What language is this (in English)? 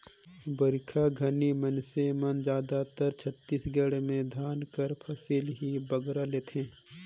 Chhattisgarhi